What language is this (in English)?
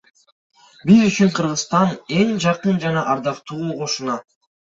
Kyrgyz